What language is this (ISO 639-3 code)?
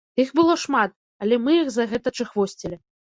bel